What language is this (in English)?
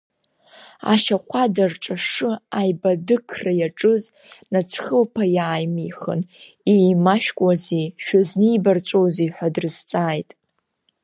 Abkhazian